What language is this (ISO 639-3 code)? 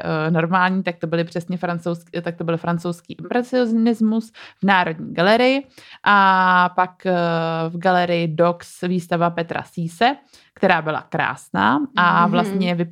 ces